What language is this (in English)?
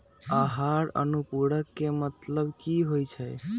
Magahi